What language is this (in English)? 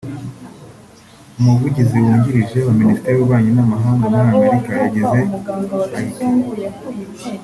Kinyarwanda